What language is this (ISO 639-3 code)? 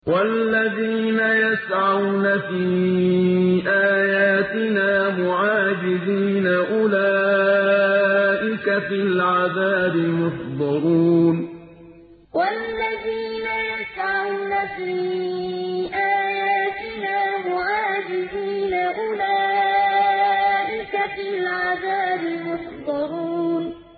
ara